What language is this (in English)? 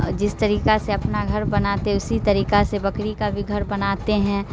Urdu